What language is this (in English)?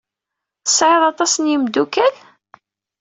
Kabyle